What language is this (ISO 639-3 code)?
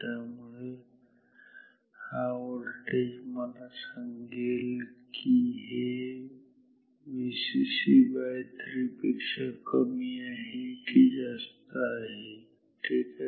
mar